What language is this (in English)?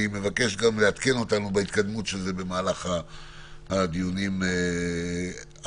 Hebrew